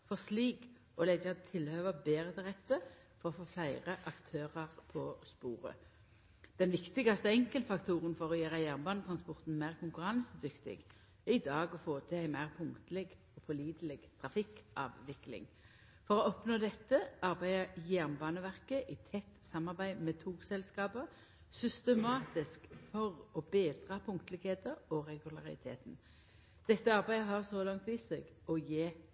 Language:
Norwegian Nynorsk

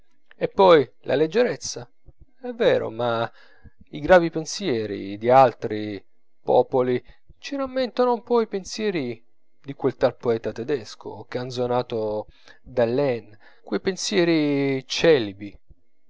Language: Italian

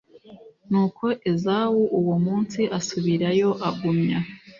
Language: Kinyarwanda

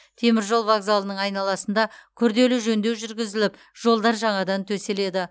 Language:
Kazakh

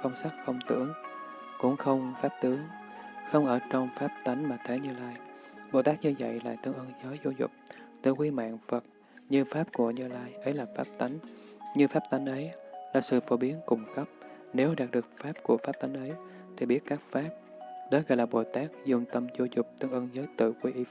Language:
Vietnamese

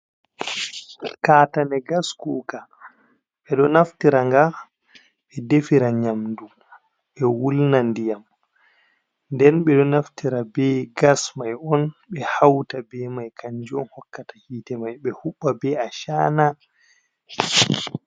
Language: Fula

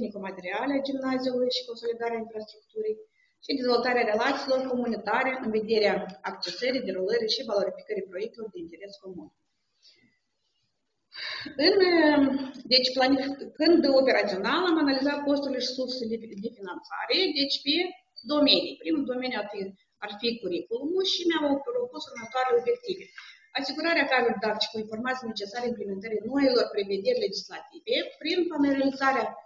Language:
Romanian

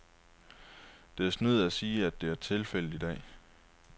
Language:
Danish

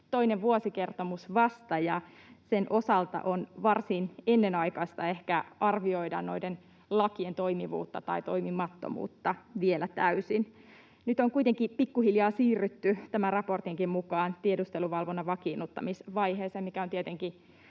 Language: Finnish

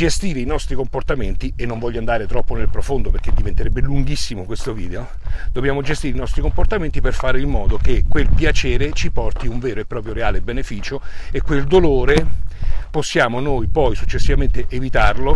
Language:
Italian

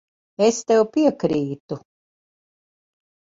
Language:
Latvian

